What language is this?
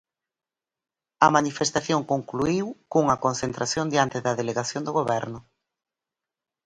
Galician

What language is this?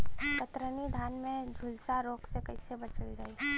Bhojpuri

